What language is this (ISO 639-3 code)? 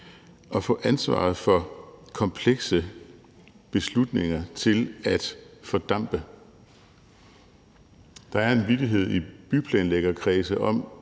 dan